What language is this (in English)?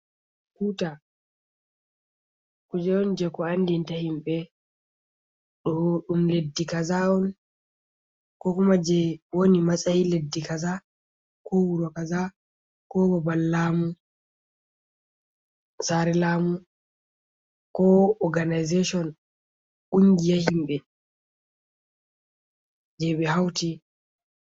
Fula